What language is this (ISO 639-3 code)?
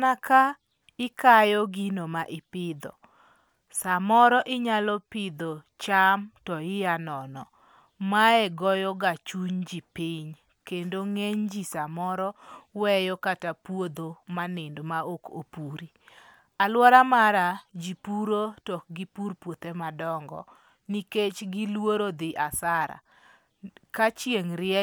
luo